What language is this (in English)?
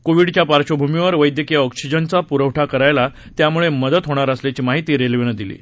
Marathi